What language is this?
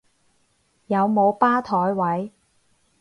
Cantonese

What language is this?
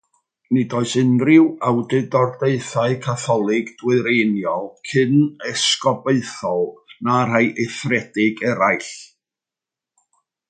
Welsh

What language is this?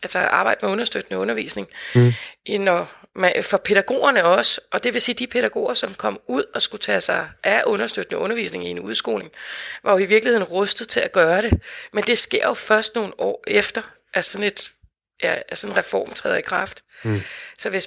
Danish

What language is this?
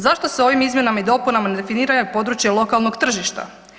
Croatian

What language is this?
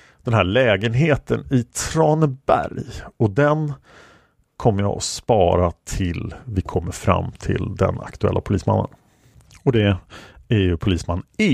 Swedish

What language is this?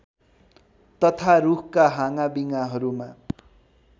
Nepali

